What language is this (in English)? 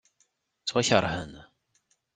Kabyle